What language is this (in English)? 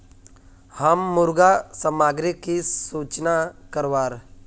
Magahi